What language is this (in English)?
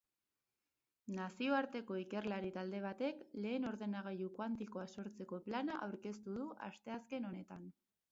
Basque